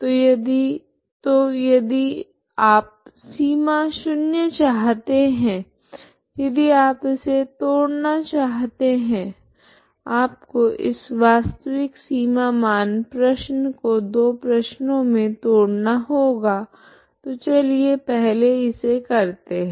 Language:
Hindi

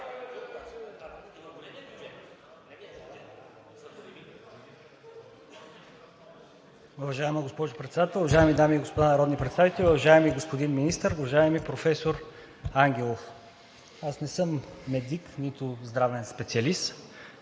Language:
Bulgarian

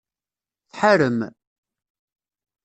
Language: Kabyle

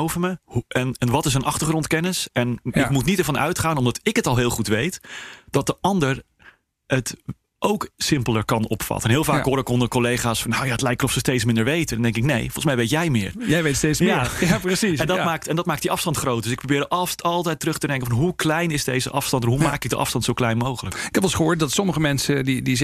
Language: Dutch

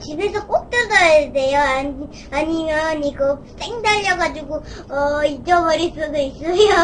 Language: Korean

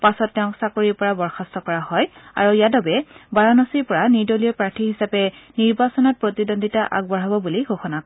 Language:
Assamese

